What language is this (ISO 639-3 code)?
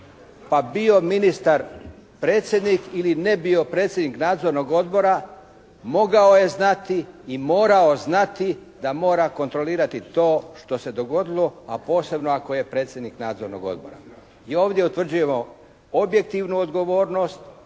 hrv